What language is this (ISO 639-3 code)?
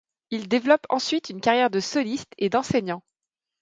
fra